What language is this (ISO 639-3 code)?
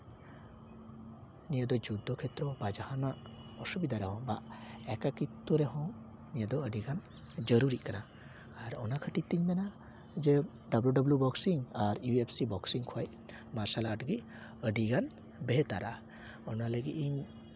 sat